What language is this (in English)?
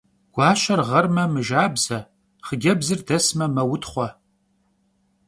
Kabardian